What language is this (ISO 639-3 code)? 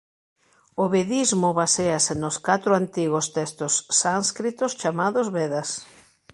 glg